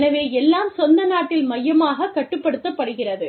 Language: Tamil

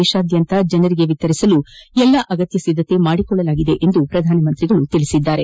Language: Kannada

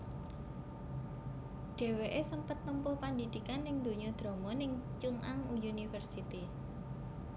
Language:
Javanese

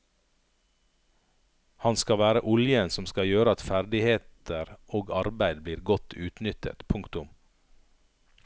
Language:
Norwegian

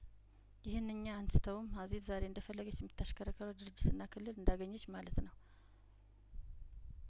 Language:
Amharic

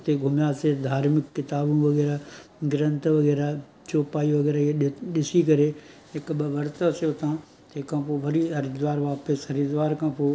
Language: Sindhi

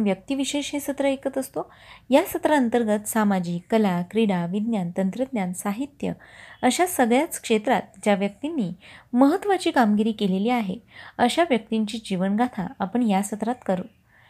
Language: Marathi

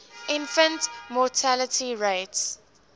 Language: English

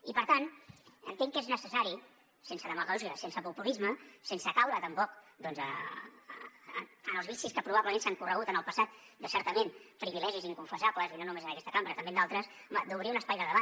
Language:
Catalan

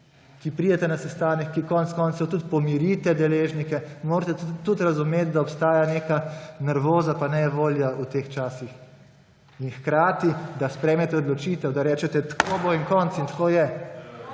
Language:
Slovenian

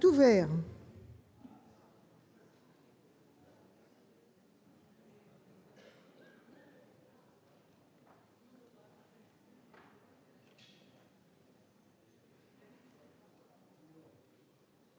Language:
French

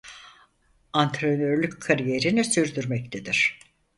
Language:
Turkish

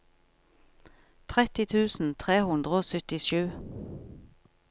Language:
Norwegian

